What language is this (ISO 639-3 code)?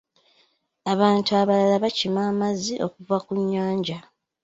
lug